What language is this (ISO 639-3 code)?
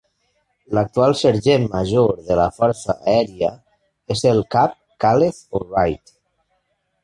cat